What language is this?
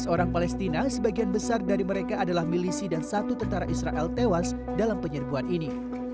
Indonesian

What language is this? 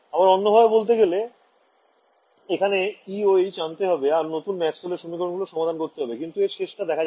Bangla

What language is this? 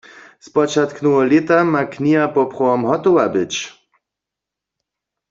Upper Sorbian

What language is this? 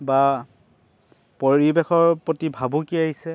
Assamese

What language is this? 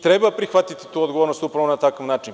Serbian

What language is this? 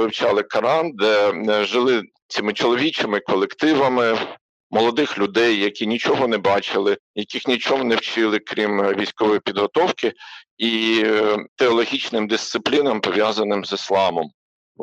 Ukrainian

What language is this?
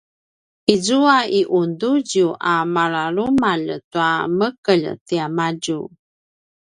Paiwan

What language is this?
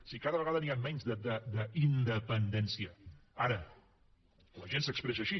Catalan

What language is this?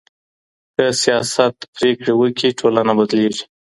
Pashto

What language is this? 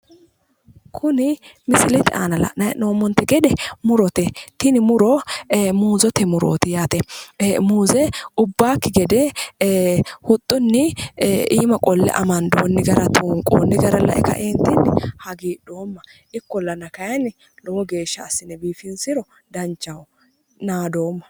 Sidamo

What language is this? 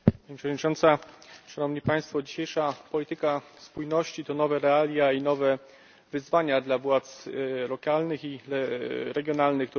Polish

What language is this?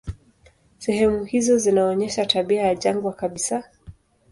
Swahili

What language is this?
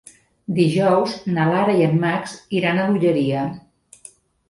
Catalan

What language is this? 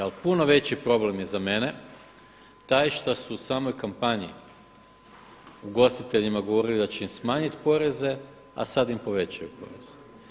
Croatian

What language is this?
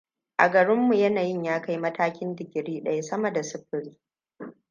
Hausa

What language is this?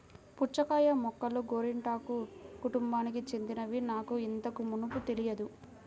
Telugu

